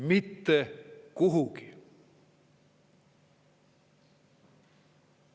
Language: Estonian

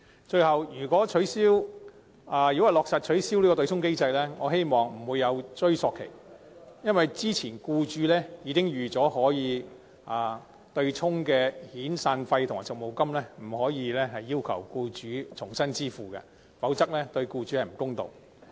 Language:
Cantonese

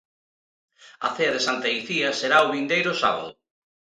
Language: Galician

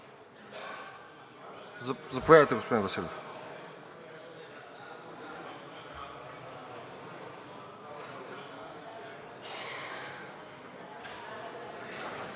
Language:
Bulgarian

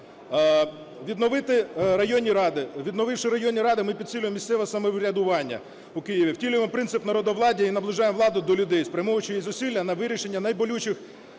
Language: Ukrainian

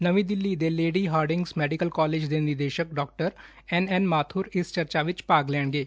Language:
Punjabi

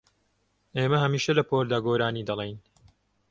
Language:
Central Kurdish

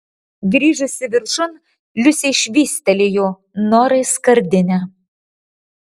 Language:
Lithuanian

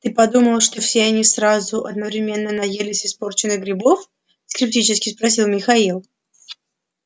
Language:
Russian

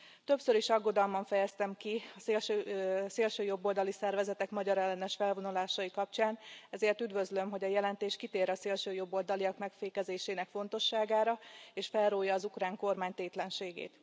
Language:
Hungarian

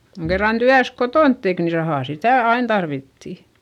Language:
Finnish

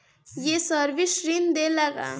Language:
Bhojpuri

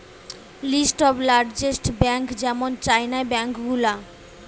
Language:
Bangla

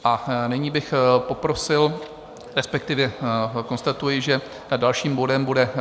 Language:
Czech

